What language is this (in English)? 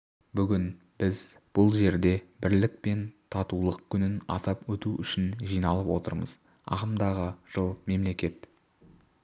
Kazakh